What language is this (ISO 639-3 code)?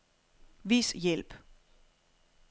dan